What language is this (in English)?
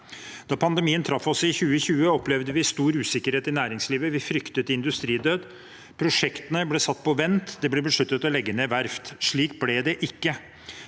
Norwegian